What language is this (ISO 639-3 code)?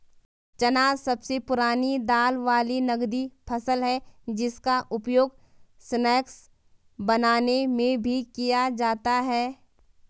hin